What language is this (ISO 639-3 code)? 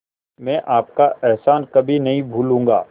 hin